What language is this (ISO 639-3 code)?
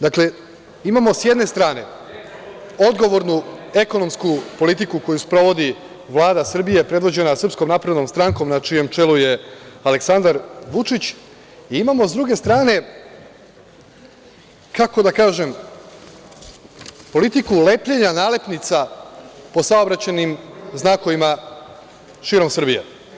srp